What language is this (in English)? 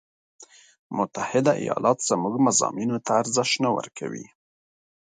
Pashto